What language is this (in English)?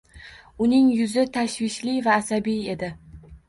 Uzbek